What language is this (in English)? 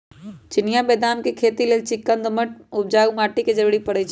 Magahi